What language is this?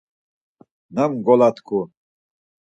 Laz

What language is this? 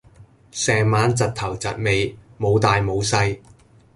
Cantonese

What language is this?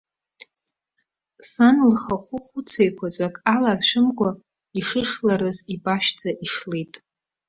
Abkhazian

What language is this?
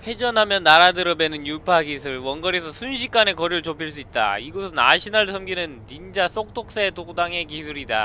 Korean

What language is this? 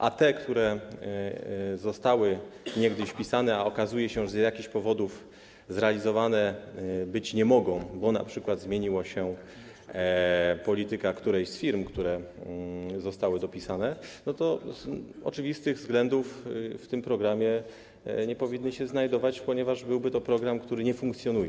Polish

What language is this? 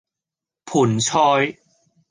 Cantonese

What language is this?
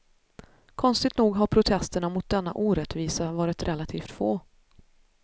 Swedish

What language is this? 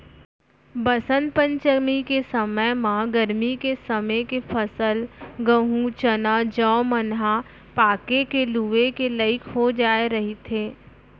Chhattisgarhi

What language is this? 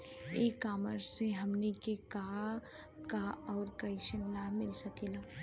Bhojpuri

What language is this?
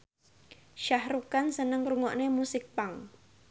Javanese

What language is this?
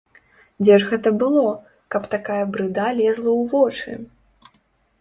Belarusian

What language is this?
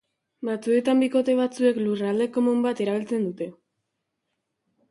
Basque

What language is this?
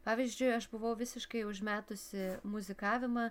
Lithuanian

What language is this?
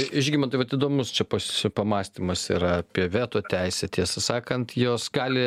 Lithuanian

